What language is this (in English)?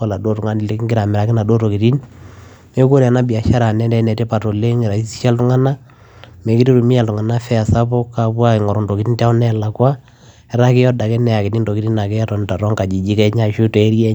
Masai